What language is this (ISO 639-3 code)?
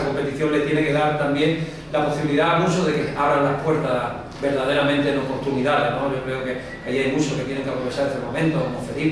spa